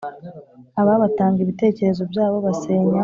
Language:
Kinyarwanda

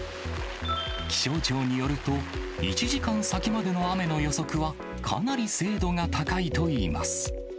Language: Japanese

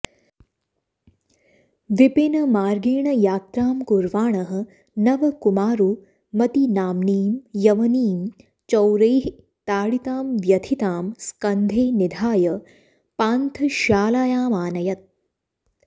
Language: Sanskrit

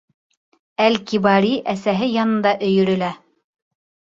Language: Bashkir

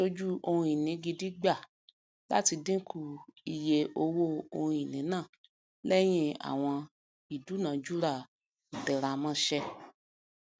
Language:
Yoruba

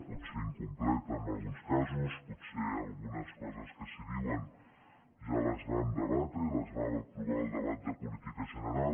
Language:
Catalan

